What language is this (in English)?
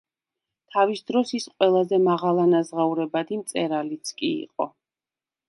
Georgian